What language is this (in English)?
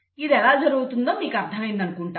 Telugu